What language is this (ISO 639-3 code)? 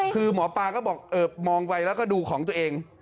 tha